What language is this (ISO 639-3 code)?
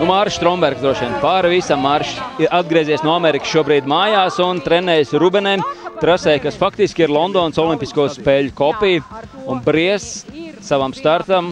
lav